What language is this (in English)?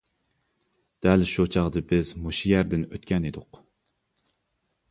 Uyghur